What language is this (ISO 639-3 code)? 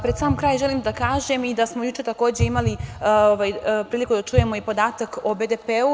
srp